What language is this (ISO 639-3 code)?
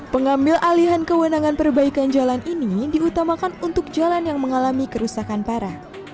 ind